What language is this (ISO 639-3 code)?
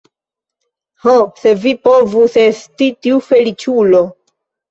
epo